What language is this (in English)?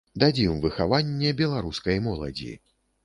Belarusian